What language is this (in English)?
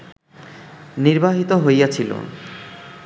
Bangla